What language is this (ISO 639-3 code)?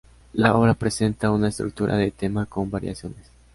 spa